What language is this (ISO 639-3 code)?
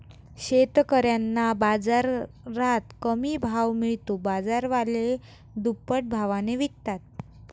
mar